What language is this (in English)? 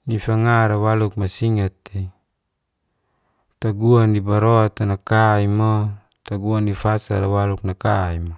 Geser-Gorom